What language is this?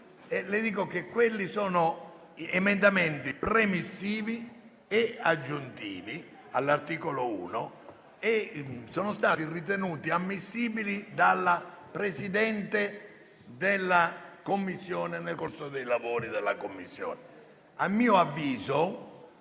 Italian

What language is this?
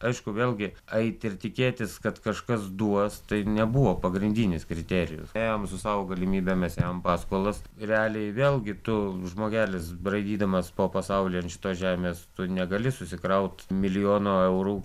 Lithuanian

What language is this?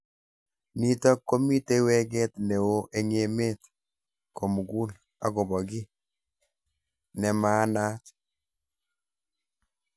Kalenjin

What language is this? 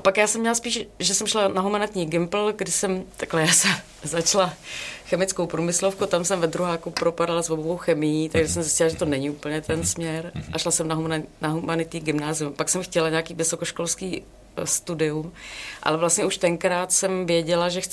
Czech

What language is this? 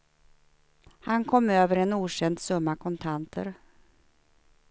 Swedish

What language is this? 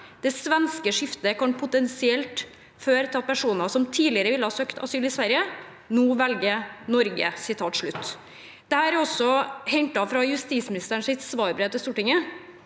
Norwegian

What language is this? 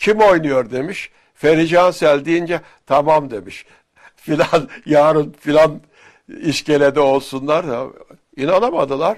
Turkish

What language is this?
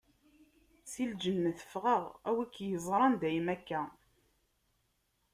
Kabyle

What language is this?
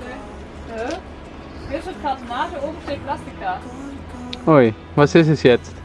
German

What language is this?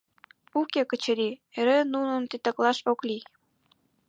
Mari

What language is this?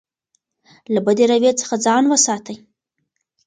Pashto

